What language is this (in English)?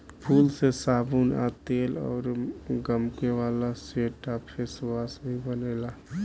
Bhojpuri